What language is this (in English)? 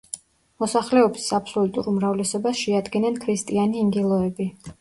Georgian